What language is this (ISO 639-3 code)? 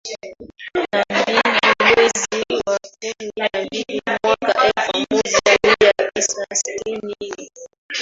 swa